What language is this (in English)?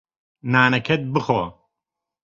Central Kurdish